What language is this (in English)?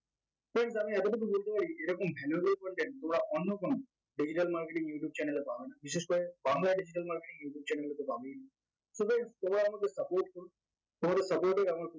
Bangla